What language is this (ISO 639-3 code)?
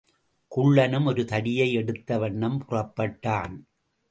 tam